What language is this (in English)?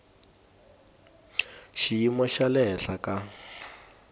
Tsonga